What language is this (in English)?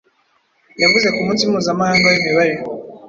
Kinyarwanda